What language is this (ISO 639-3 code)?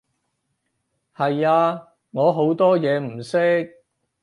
yue